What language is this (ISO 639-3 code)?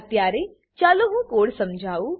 guj